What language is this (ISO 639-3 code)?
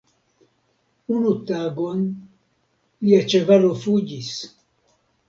epo